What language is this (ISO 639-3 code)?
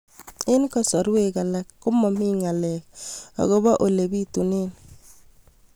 kln